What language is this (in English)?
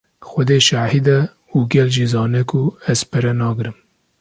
Kurdish